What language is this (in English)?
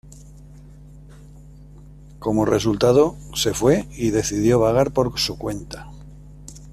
Spanish